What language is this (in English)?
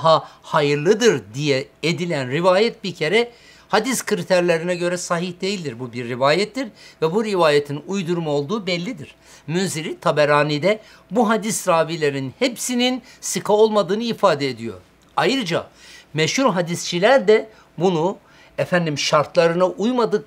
Turkish